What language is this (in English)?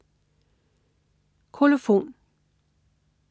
Danish